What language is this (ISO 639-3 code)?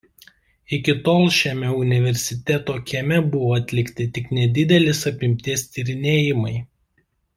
lit